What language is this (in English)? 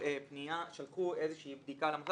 Hebrew